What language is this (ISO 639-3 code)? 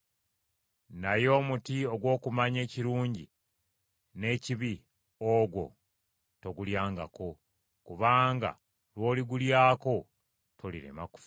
lug